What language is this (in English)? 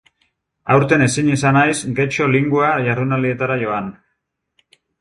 Basque